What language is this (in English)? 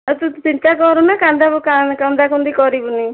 Odia